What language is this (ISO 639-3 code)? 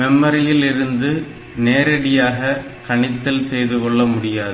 tam